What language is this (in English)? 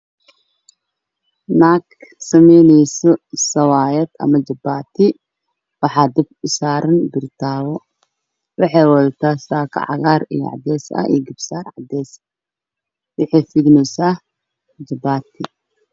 Somali